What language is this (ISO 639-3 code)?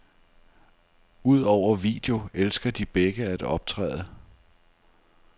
dan